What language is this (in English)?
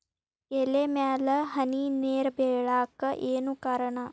Kannada